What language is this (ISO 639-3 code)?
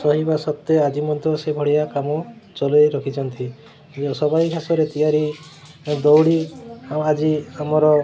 ori